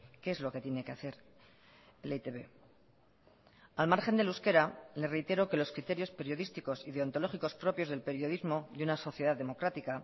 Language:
Spanish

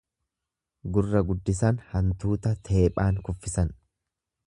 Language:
Oromo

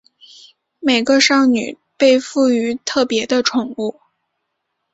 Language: Chinese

